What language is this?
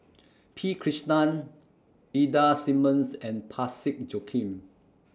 English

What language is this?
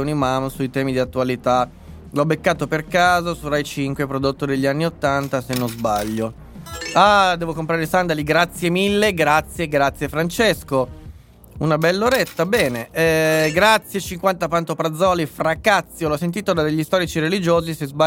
Italian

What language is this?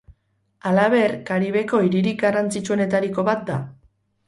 Basque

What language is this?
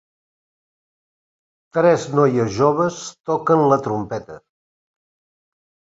Catalan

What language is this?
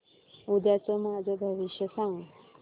Marathi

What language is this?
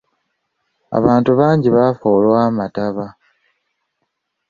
Ganda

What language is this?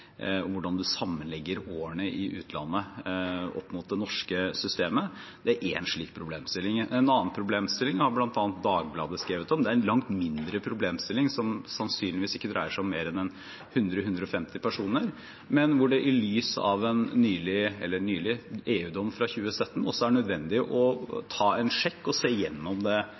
Norwegian Bokmål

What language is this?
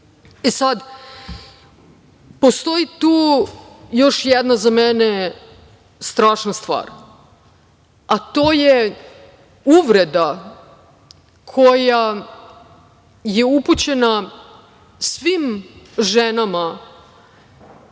Serbian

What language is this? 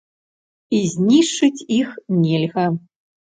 Belarusian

